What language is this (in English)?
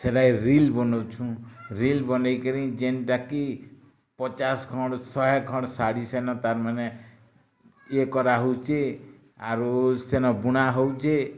Odia